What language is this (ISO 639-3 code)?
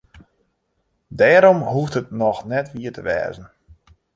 fry